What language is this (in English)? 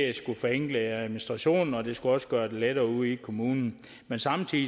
Danish